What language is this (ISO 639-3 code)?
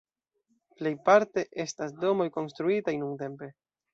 epo